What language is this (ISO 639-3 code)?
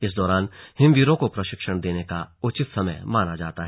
hin